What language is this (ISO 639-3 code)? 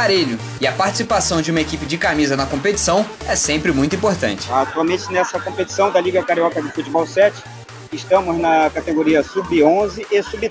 por